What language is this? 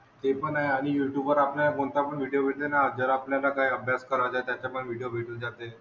Marathi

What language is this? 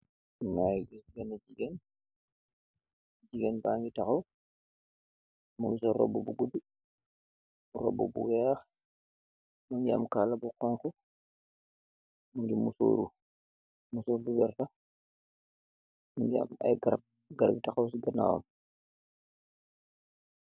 Wolof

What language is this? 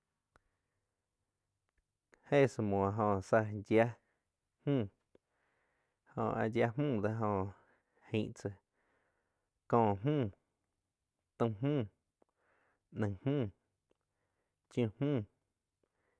Quiotepec Chinantec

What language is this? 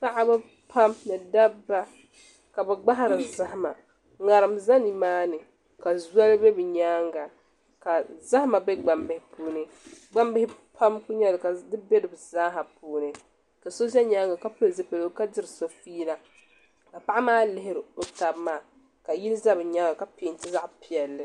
Dagbani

